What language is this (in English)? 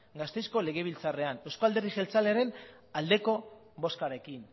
Basque